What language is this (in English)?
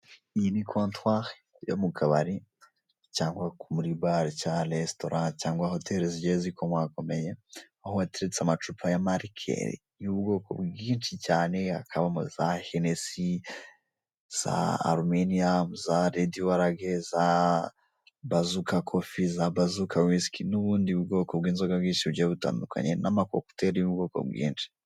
Kinyarwanda